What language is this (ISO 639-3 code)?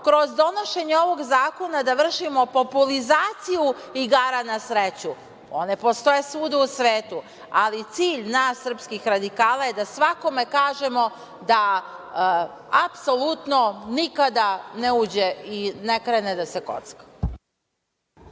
srp